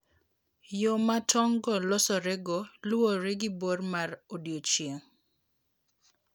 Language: Luo (Kenya and Tanzania)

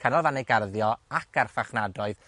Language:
Welsh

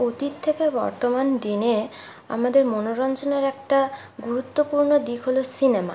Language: Bangla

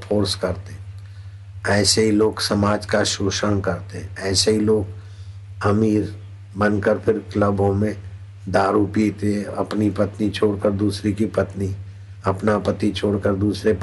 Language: Hindi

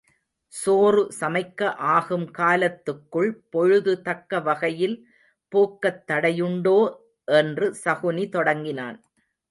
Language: Tamil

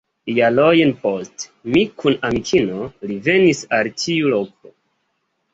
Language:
Esperanto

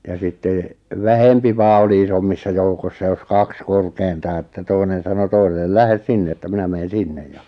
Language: Finnish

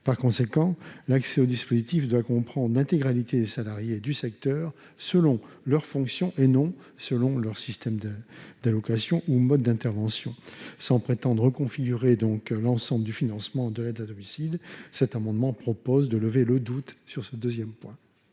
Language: French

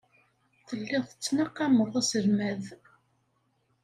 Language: Kabyle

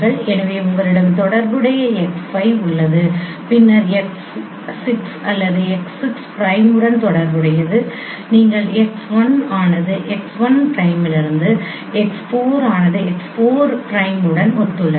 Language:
Tamil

